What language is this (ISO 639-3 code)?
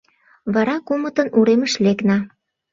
chm